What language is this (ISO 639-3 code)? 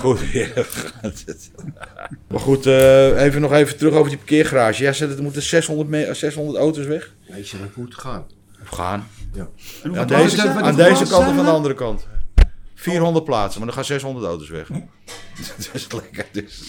nld